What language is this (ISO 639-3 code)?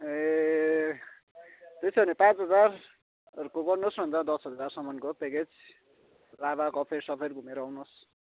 nep